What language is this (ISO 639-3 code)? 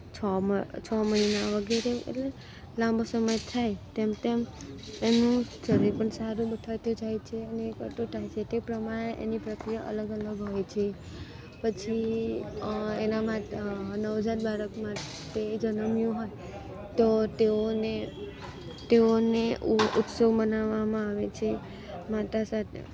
guj